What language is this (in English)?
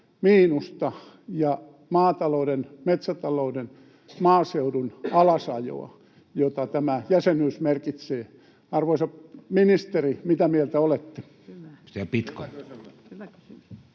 Finnish